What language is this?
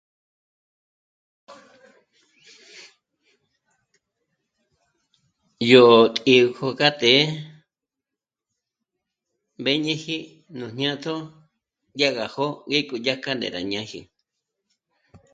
Michoacán Mazahua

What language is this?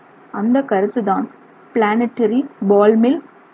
Tamil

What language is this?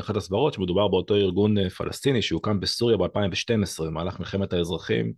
Hebrew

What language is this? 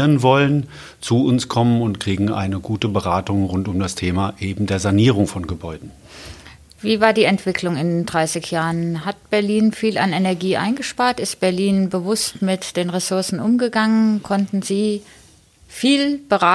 German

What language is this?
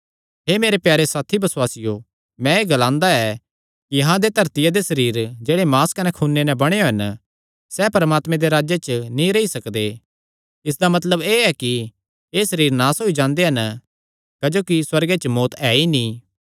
Kangri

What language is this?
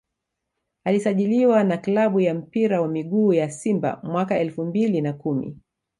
Swahili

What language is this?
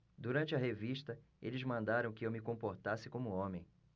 Portuguese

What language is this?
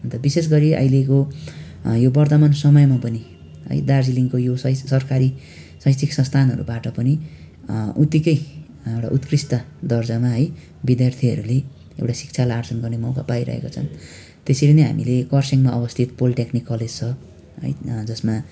Nepali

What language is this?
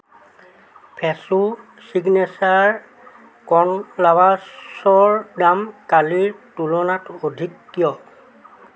Assamese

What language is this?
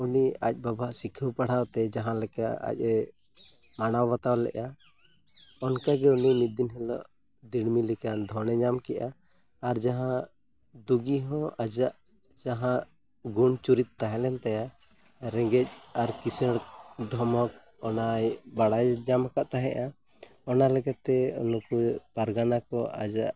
Santali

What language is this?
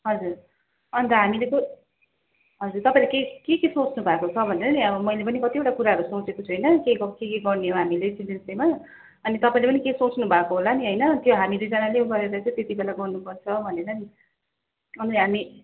Nepali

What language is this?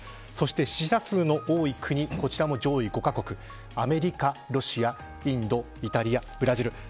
Japanese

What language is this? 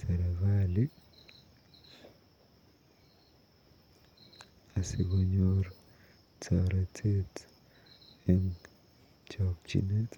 Kalenjin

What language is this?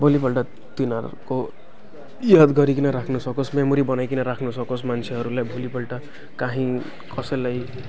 Nepali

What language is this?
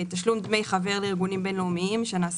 Hebrew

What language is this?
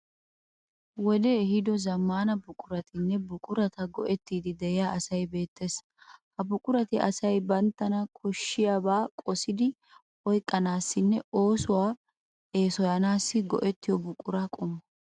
Wolaytta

